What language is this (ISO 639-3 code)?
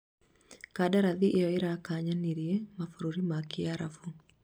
kik